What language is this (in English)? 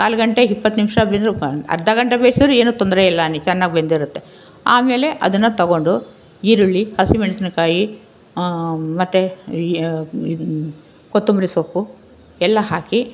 Kannada